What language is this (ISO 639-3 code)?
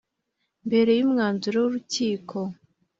kin